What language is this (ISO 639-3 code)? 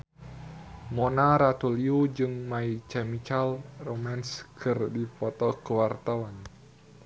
sun